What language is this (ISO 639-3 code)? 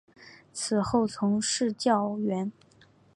zho